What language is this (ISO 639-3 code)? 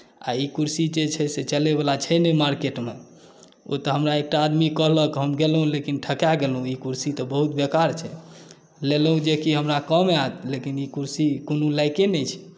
mai